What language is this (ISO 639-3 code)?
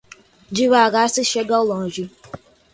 por